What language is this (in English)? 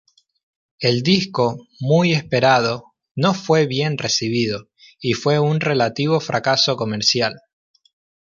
Spanish